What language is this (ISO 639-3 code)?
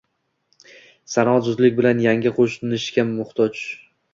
uzb